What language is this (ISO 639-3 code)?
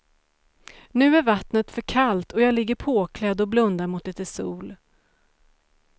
swe